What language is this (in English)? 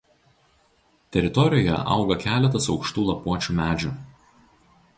Lithuanian